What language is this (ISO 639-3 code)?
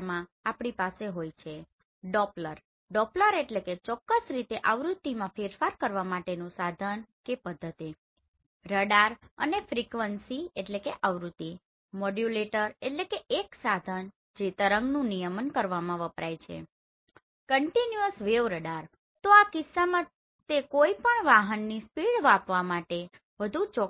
guj